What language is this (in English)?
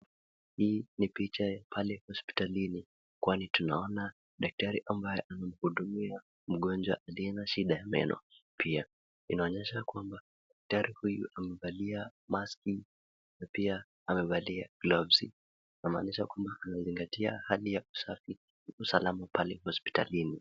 Swahili